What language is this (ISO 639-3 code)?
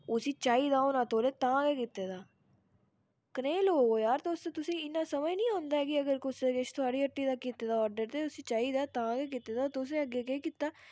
doi